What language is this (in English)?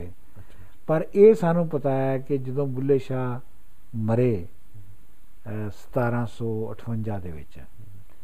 Punjabi